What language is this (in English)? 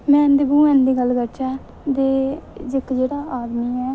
Dogri